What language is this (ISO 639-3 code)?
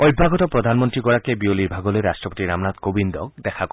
asm